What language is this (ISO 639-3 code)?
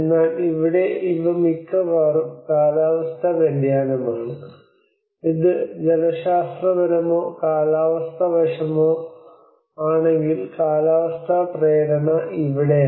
mal